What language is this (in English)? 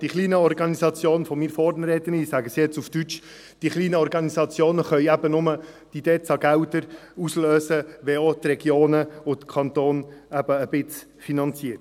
Swiss German